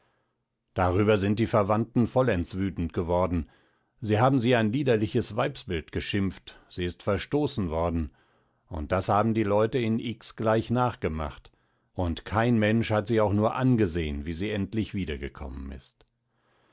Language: German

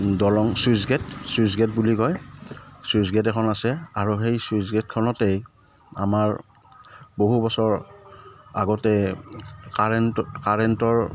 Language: Assamese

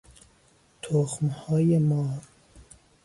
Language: Persian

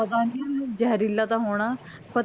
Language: Punjabi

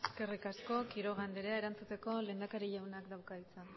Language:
Basque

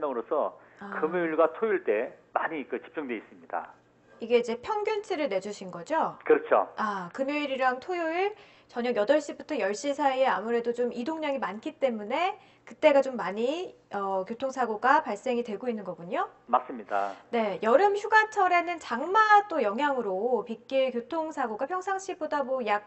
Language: Korean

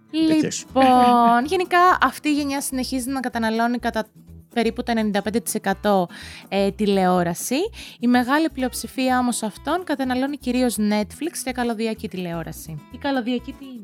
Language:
Greek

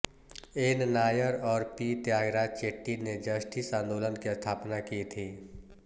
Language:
Hindi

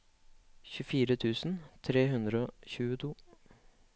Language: Norwegian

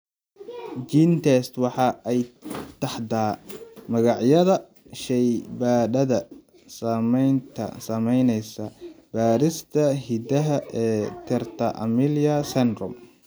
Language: Somali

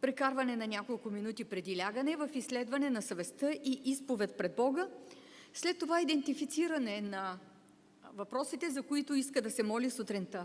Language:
Bulgarian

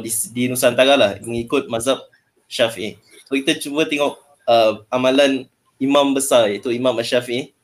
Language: Malay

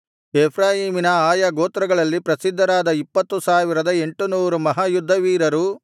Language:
Kannada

